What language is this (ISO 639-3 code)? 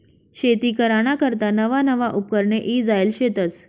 mar